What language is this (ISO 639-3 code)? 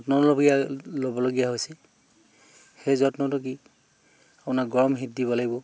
asm